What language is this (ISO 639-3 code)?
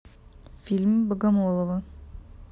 rus